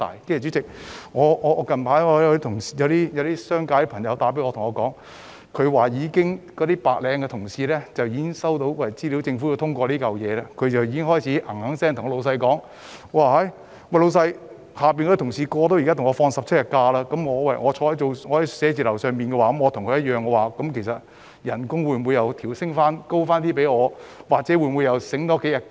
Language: Cantonese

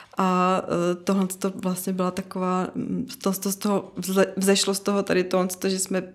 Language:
Czech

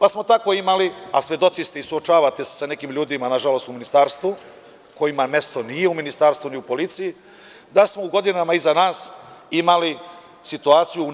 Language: Serbian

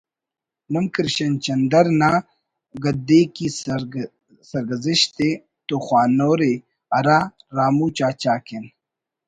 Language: Brahui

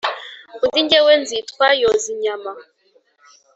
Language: Kinyarwanda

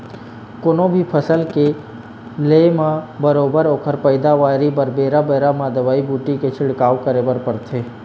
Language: Chhattisgarhi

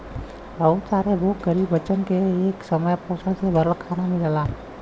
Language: Bhojpuri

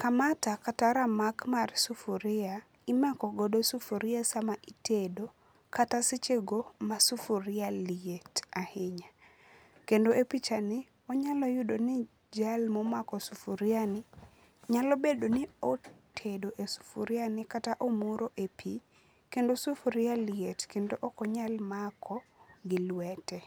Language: Luo (Kenya and Tanzania)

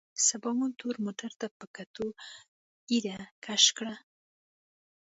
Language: Pashto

